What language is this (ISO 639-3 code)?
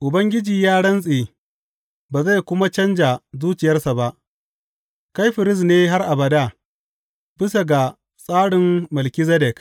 hau